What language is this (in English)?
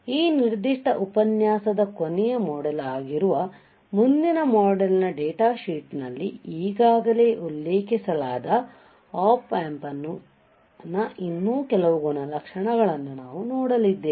Kannada